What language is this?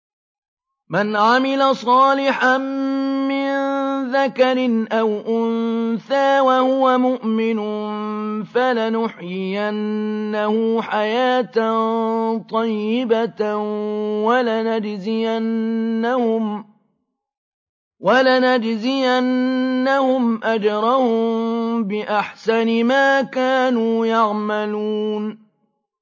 Arabic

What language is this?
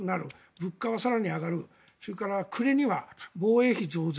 Japanese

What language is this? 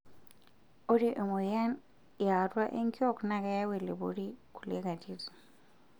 Masai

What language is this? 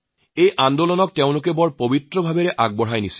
Assamese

